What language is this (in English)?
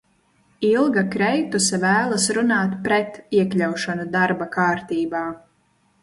Latvian